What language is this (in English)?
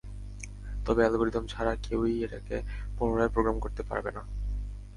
Bangla